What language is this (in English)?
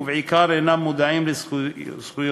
Hebrew